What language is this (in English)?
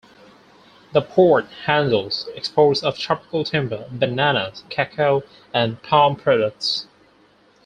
English